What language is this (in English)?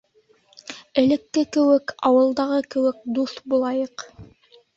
Bashkir